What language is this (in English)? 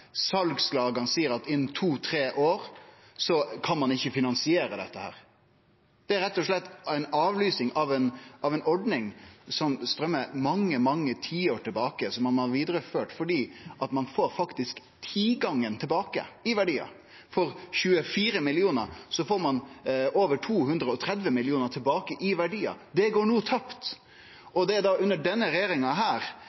Norwegian Nynorsk